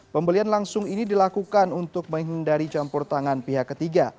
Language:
Indonesian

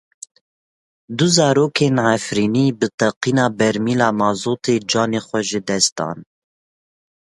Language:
Kurdish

